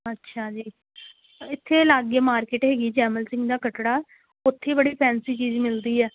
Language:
Punjabi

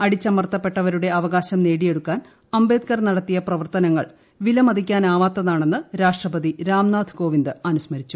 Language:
Malayalam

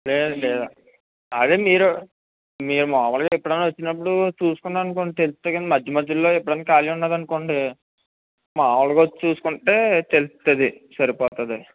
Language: Telugu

